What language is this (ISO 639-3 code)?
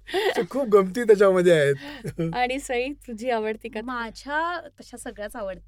mar